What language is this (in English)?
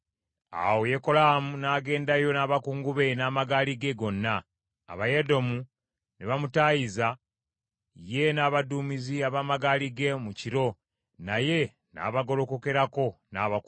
Ganda